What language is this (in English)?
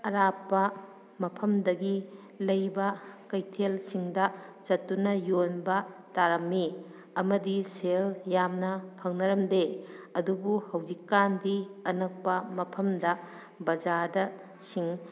Manipuri